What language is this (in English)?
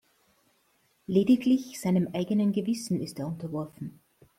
German